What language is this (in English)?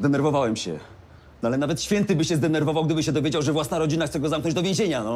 Polish